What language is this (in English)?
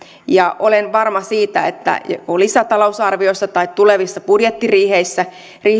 Finnish